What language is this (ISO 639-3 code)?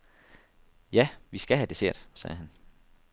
dan